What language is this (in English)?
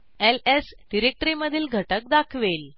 Marathi